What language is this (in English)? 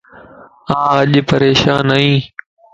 Lasi